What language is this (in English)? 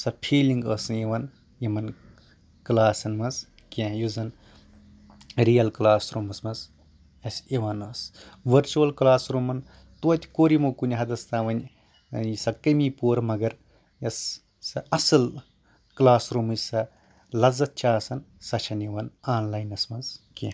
Kashmiri